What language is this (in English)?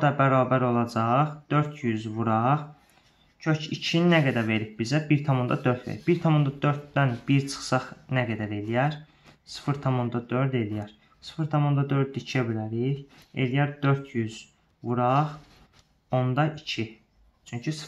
Turkish